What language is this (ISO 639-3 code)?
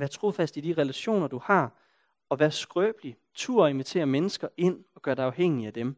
dan